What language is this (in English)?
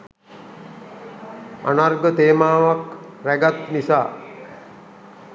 Sinhala